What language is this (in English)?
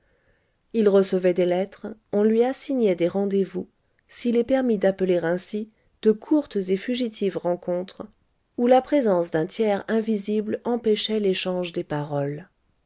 French